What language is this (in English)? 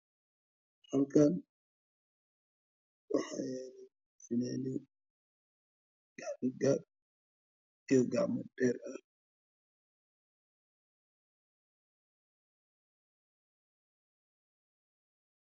Somali